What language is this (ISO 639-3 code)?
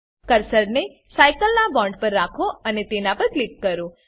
guj